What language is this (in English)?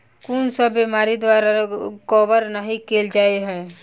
Maithili